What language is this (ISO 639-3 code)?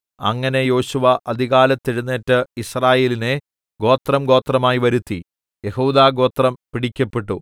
mal